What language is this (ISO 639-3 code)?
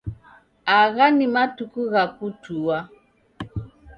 dav